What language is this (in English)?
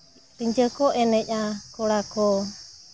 Santali